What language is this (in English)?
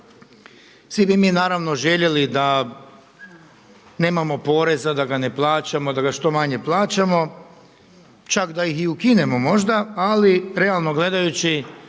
Croatian